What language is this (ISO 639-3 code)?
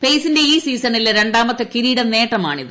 mal